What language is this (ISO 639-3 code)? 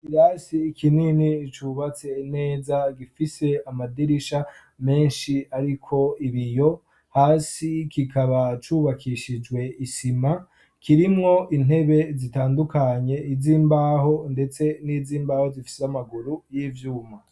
run